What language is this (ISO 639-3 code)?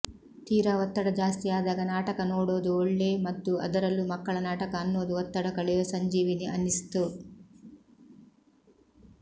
kan